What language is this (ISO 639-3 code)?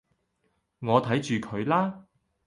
yue